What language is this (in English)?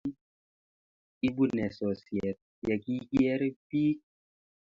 Kalenjin